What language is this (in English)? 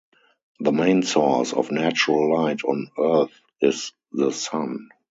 English